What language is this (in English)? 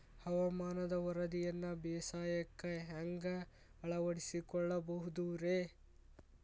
Kannada